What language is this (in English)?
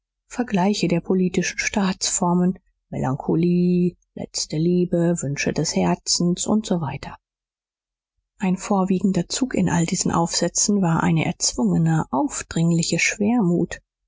German